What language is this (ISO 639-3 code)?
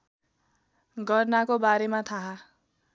nep